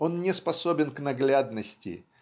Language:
Russian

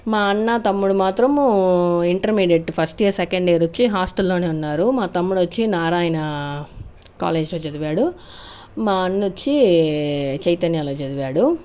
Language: Telugu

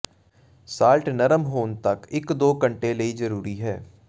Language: Punjabi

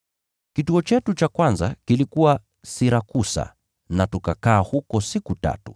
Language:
Swahili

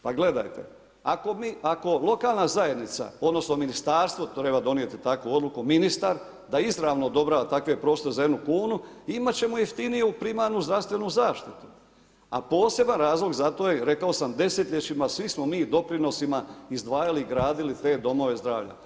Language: Croatian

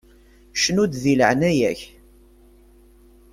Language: Kabyle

